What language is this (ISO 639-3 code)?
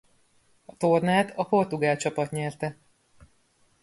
hun